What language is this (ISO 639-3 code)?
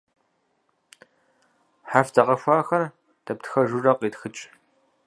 kbd